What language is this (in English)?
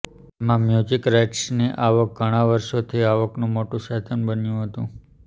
Gujarati